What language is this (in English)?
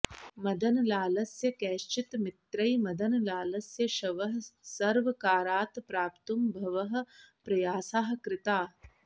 Sanskrit